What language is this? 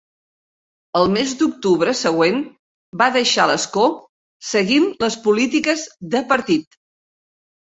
Catalan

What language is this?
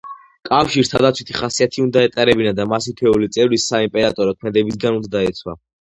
Georgian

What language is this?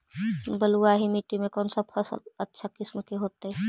Magahi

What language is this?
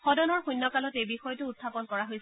Assamese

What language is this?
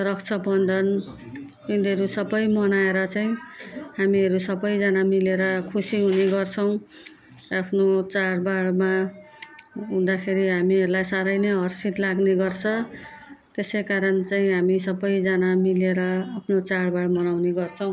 Nepali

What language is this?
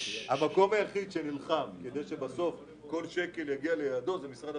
Hebrew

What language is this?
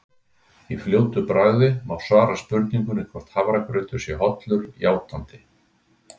Icelandic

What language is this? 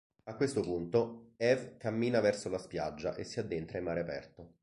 Italian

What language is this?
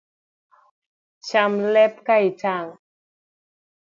Luo (Kenya and Tanzania)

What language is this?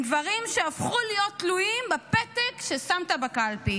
Hebrew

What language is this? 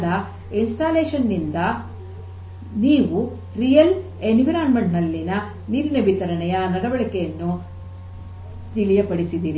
Kannada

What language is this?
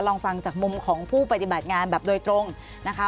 Thai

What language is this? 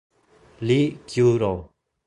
Italian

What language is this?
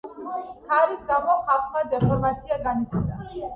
Georgian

